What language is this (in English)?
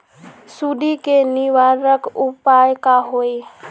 Magahi